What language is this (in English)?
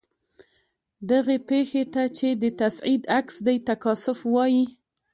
Pashto